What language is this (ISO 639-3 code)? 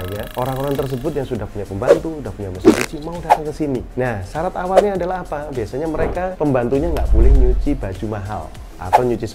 ind